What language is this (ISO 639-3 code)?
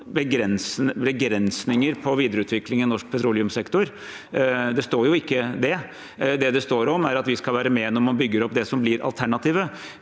nor